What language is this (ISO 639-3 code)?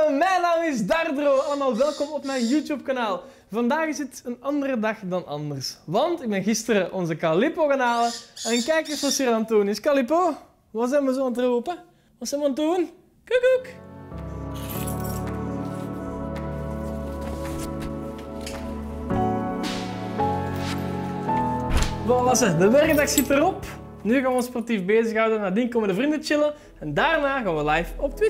nld